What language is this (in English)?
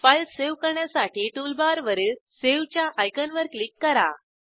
Marathi